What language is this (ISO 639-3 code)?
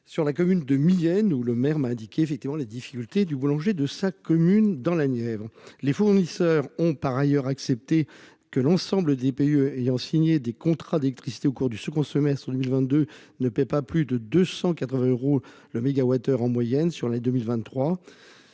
fra